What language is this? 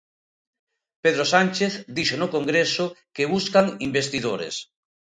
Galician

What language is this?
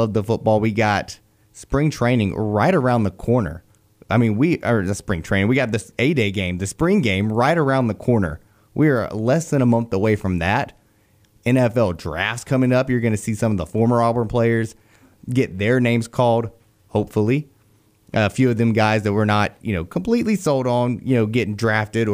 English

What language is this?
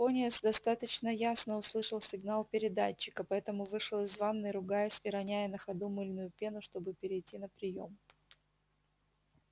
Russian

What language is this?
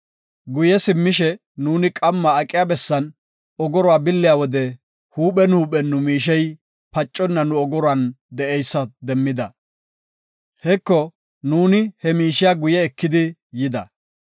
Gofa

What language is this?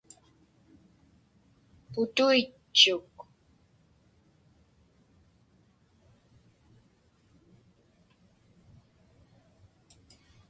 Inupiaq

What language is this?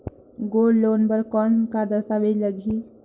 Chhattisgarhi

